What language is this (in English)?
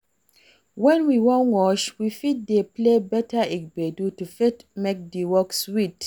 Nigerian Pidgin